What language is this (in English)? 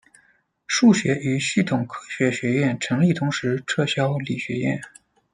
Chinese